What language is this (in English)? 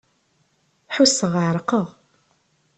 Kabyle